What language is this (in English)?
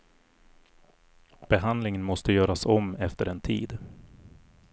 Swedish